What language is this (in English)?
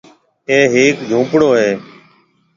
Marwari (Pakistan)